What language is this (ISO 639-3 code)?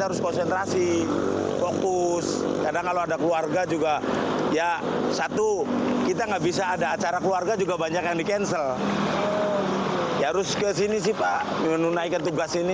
ind